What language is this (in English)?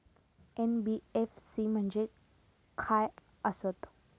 Marathi